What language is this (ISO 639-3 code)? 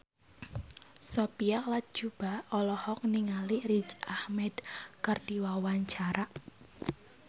sun